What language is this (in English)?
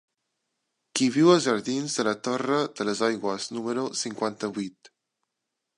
Catalan